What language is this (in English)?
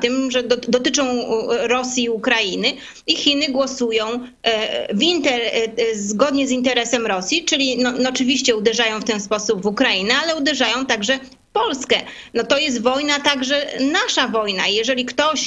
Polish